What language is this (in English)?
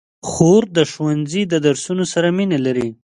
Pashto